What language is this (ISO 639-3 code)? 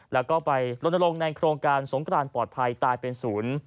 tha